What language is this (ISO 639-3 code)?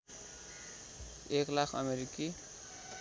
nep